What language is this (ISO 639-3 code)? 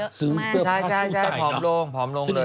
tha